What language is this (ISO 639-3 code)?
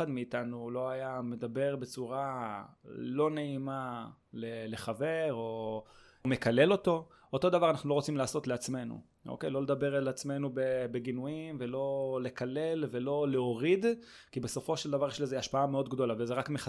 heb